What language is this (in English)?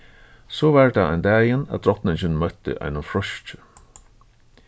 Faroese